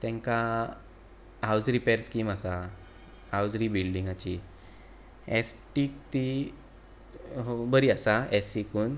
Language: Konkani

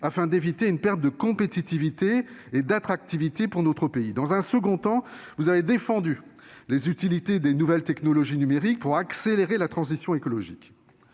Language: French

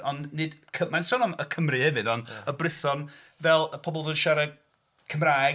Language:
Welsh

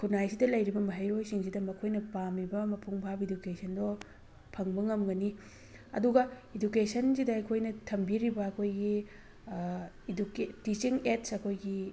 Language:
Manipuri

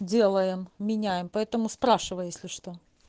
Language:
Russian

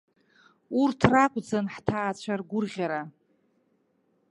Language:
Abkhazian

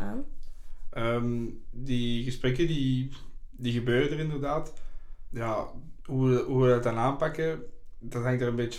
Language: Dutch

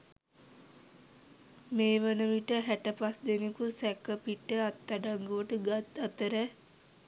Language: Sinhala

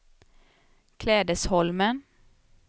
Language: Swedish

